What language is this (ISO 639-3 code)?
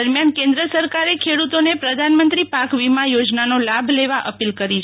guj